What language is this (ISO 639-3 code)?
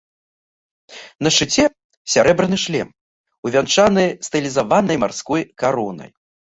bel